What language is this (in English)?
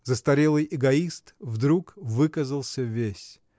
Russian